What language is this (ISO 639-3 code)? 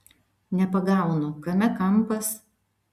lit